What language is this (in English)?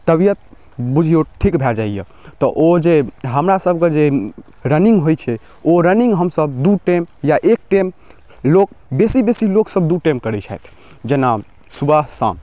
Maithili